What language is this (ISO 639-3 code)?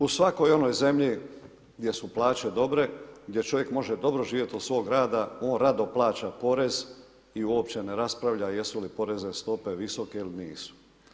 hrv